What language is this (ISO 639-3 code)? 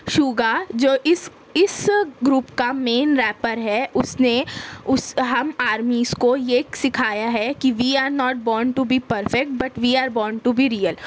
urd